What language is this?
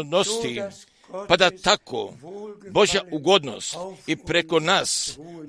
Croatian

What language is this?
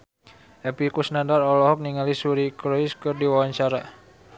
Sundanese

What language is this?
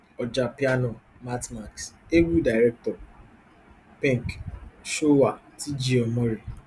Nigerian Pidgin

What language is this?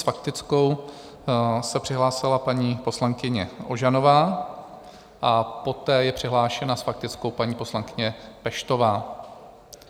Czech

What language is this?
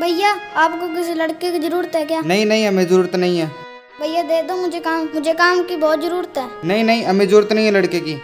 Hindi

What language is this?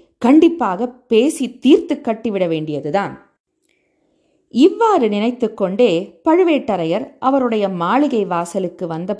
Tamil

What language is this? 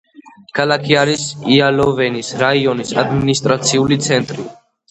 Georgian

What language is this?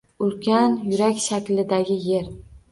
Uzbek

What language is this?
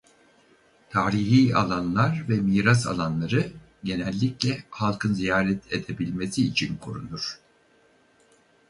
Turkish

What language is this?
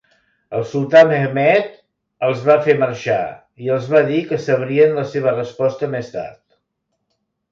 Catalan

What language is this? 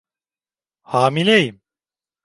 Turkish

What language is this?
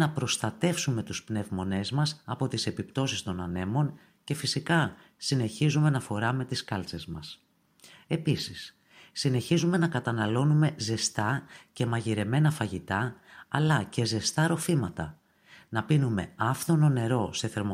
Greek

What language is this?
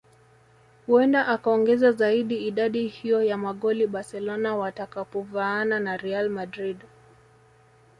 Swahili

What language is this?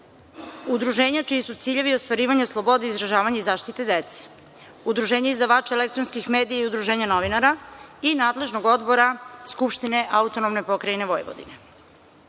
Serbian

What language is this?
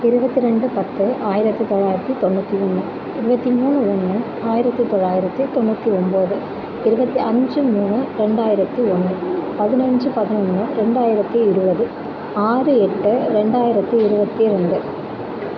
Tamil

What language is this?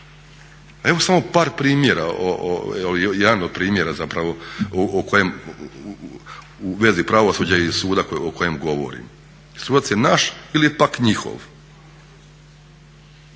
Croatian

